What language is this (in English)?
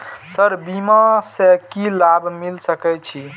Maithili